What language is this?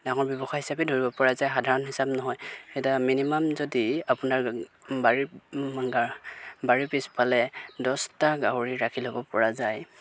Assamese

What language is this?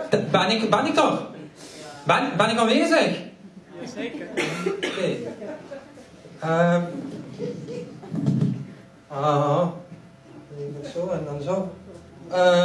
Dutch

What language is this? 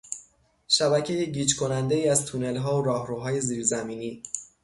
Persian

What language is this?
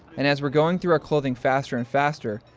English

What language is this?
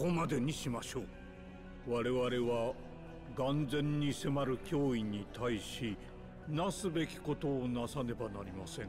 Japanese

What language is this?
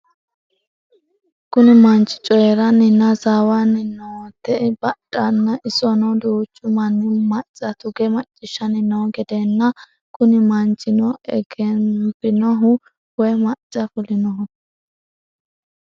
Sidamo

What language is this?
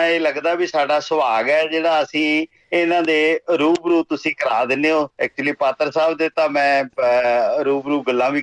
Punjabi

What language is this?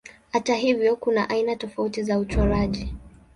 Swahili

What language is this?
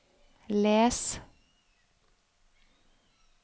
Norwegian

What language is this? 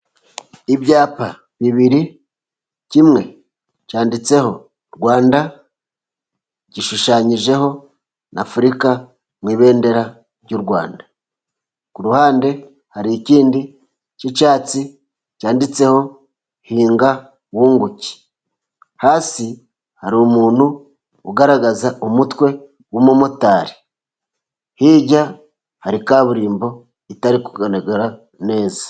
Kinyarwanda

